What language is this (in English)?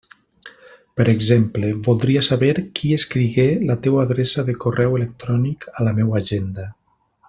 Catalan